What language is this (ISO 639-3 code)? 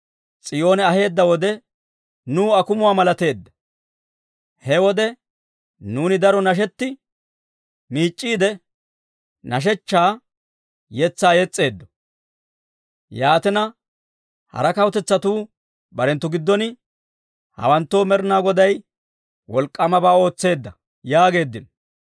dwr